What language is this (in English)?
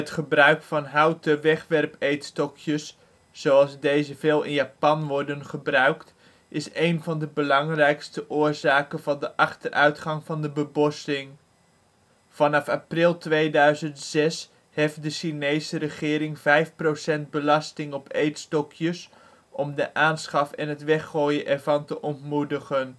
Dutch